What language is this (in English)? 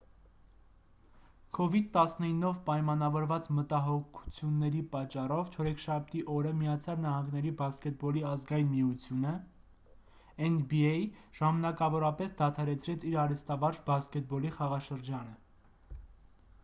Armenian